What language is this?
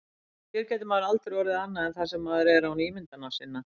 Icelandic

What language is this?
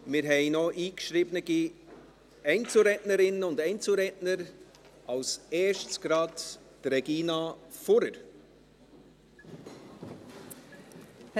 Swiss German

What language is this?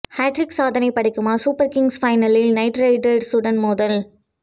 Tamil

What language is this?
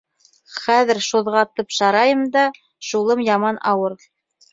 Bashkir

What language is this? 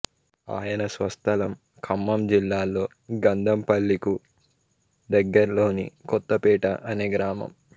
Telugu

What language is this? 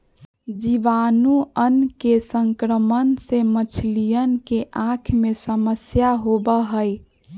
Magahi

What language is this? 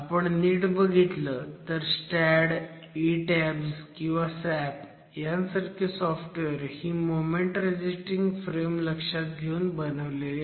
Marathi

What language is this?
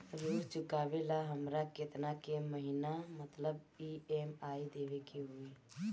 Bhojpuri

